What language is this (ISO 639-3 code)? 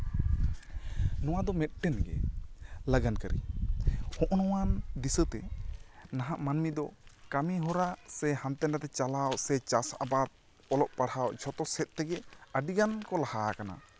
sat